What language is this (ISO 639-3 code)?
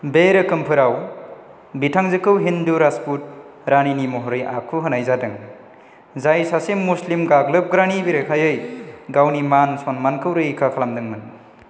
brx